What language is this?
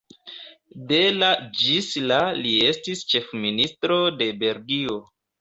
Esperanto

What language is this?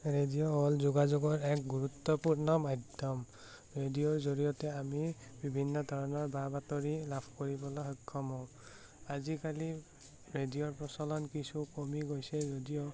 Assamese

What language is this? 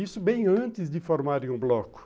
Portuguese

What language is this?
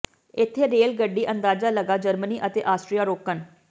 Punjabi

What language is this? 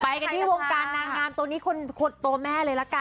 Thai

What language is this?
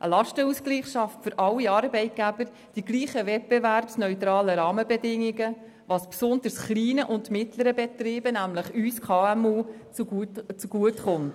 Swiss German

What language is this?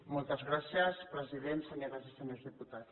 Catalan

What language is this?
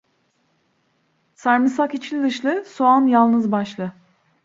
Turkish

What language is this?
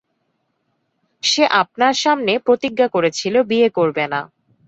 Bangla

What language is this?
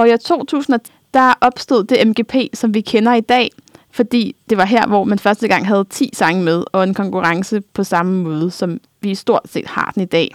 Danish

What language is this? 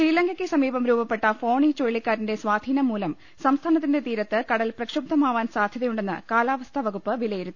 Malayalam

